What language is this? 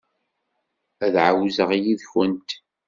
Kabyle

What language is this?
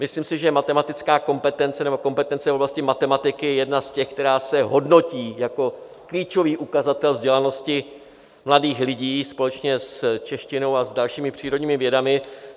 Czech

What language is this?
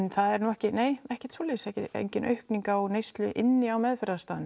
Icelandic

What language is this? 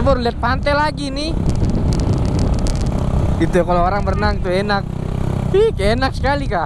Indonesian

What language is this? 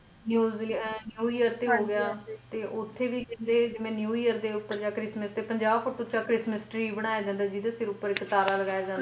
Punjabi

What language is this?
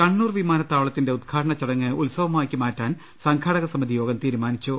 Malayalam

